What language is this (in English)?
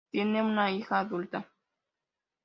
Spanish